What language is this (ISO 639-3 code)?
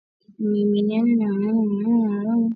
swa